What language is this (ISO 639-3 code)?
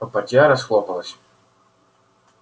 rus